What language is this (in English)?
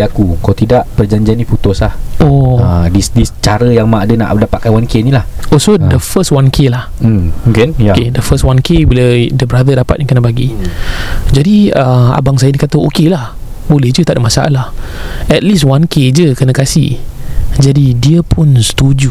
Malay